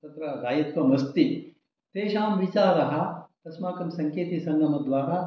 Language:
Sanskrit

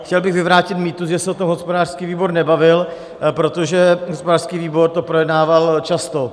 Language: Czech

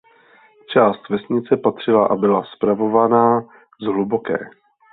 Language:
Czech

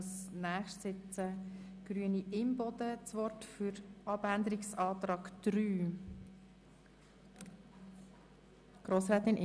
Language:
Swiss German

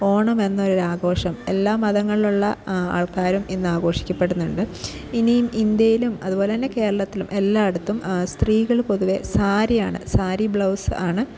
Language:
Malayalam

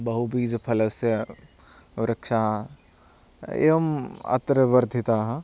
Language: Sanskrit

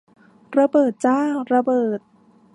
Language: Thai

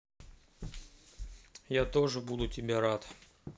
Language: Russian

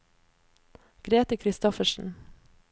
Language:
Norwegian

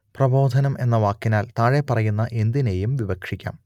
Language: Malayalam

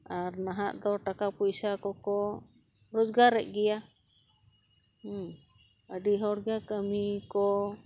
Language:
Santali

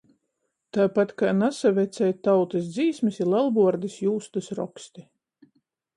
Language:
Latgalian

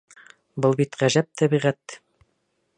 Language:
Bashkir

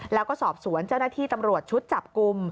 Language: Thai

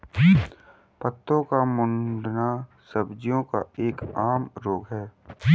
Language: Hindi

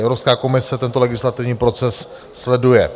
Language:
Czech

